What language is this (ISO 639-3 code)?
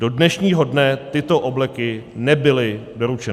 ces